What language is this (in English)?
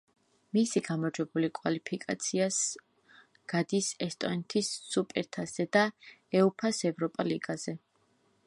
Georgian